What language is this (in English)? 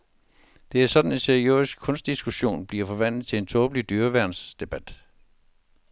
Danish